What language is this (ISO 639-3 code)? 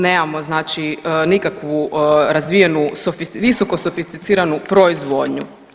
hrv